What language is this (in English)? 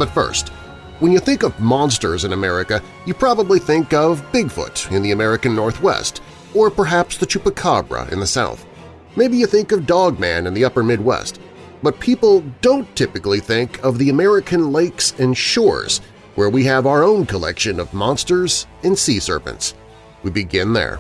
English